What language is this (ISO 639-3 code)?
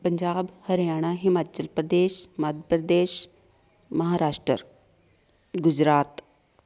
pan